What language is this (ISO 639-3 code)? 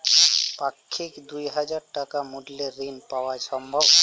ben